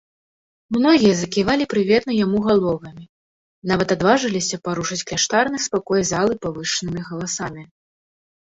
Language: Belarusian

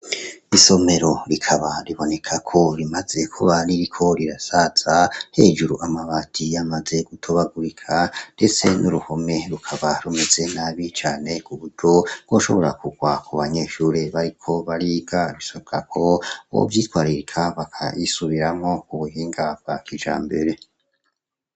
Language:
Rundi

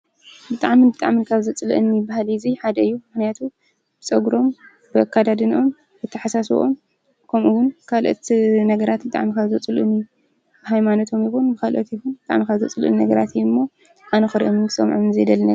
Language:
Tigrinya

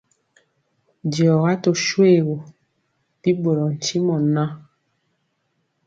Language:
Mpiemo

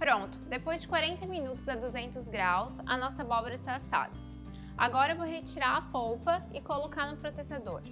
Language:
Portuguese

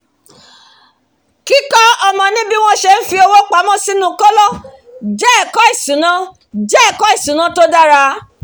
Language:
Yoruba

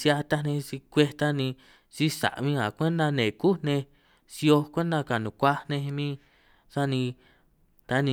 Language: San Martín Itunyoso Triqui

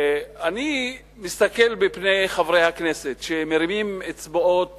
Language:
Hebrew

